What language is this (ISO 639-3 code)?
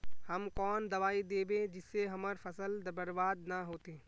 mag